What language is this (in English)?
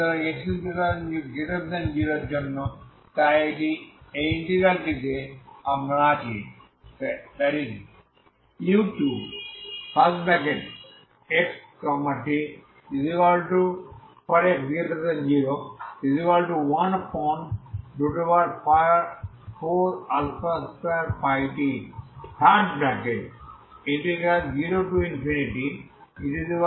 Bangla